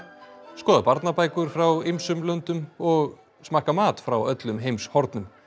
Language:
Icelandic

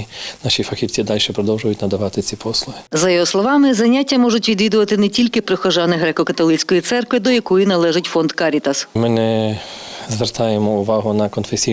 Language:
Ukrainian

